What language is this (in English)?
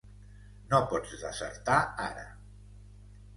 Catalan